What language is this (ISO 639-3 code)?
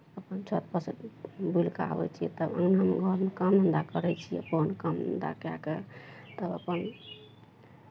mai